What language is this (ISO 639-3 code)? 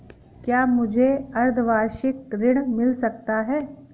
hin